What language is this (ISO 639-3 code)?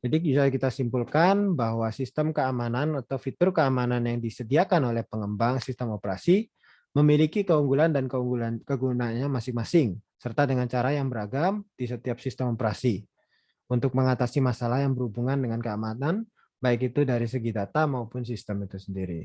ind